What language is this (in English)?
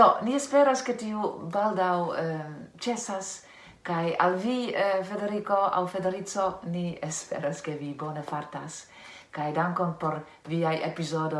Italian